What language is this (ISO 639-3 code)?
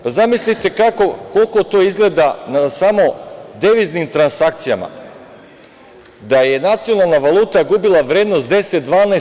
srp